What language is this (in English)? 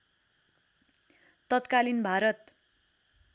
Nepali